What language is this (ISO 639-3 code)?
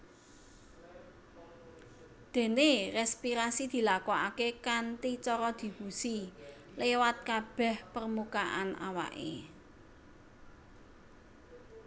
jav